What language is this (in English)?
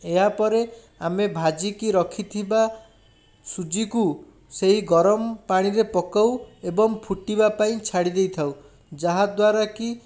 Odia